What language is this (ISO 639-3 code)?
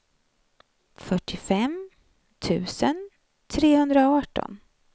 swe